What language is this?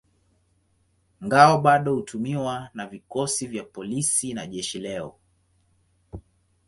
Swahili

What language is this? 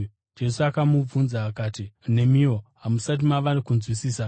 Shona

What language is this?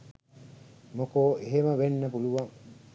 Sinhala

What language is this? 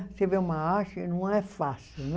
Portuguese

